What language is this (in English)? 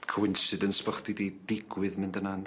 Welsh